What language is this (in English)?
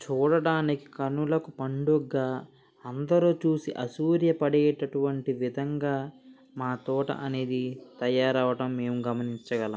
Telugu